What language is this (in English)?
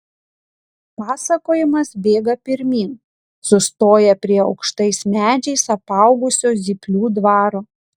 Lithuanian